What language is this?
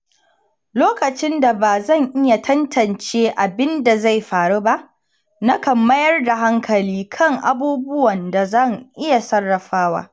Hausa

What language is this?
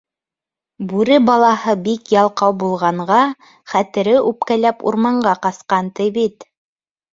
Bashkir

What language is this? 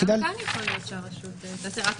Hebrew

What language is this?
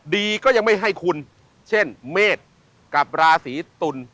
Thai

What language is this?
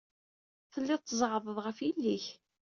Kabyle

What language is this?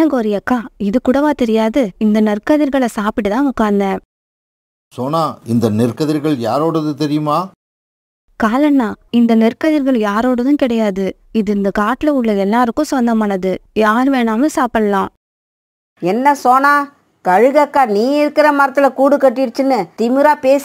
Tamil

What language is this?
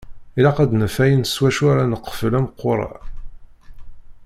Kabyle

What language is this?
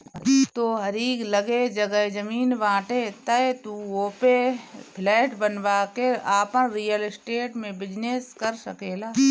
Bhojpuri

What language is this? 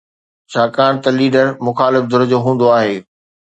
Sindhi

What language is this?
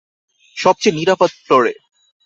Bangla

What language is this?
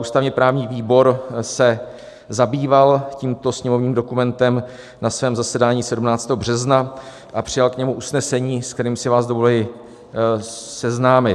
Czech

